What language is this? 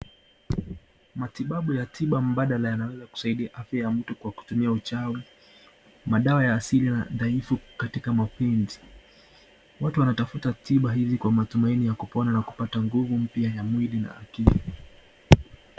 Swahili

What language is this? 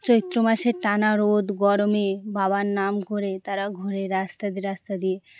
Bangla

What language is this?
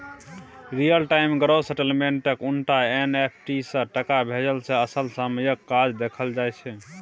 Maithili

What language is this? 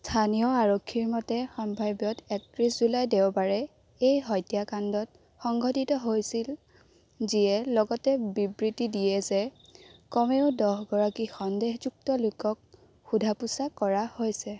Assamese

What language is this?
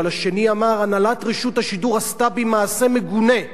Hebrew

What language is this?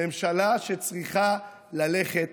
Hebrew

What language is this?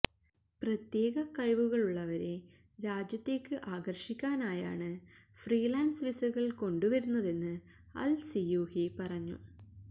Malayalam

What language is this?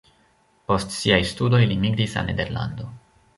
Esperanto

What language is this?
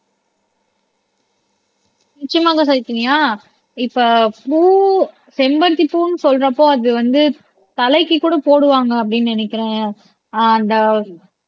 Tamil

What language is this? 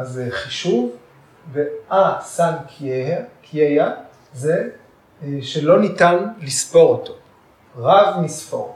Hebrew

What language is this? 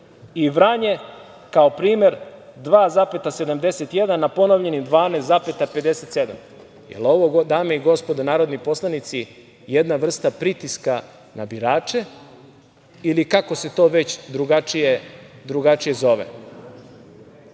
Serbian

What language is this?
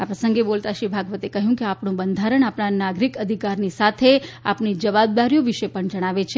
Gujarati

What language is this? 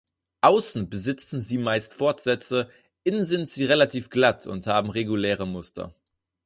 German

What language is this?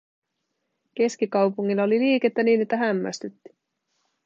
Finnish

